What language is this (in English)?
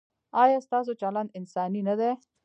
Pashto